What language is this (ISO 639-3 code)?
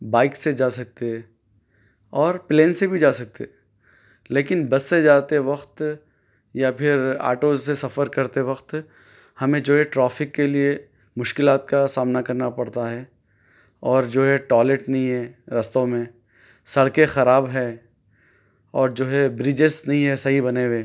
urd